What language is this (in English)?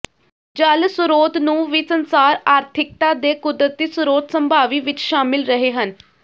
Punjabi